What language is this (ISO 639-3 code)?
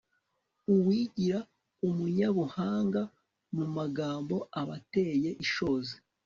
kin